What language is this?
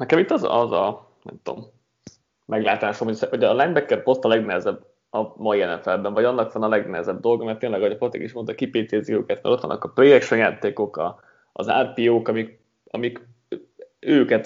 Hungarian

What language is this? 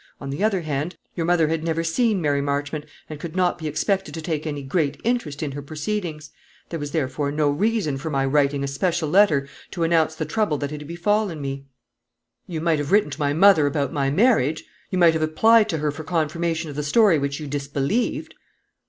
English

